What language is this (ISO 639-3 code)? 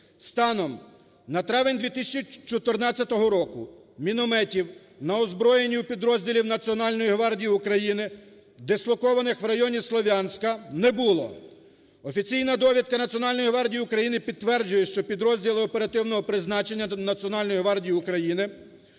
ukr